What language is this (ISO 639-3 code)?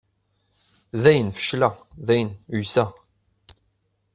kab